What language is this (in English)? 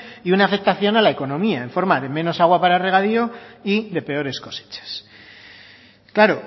Spanish